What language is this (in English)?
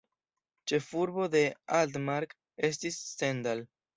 Esperanto